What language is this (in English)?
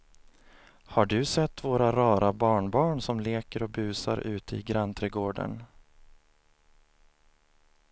Swedish